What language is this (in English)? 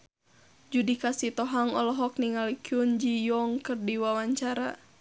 Sundanese